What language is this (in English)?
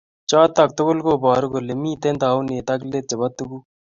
Kalenjin